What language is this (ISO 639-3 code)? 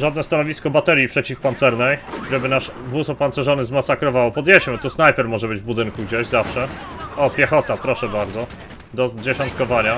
pol